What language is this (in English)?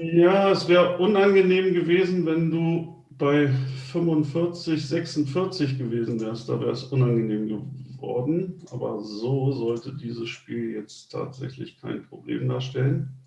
German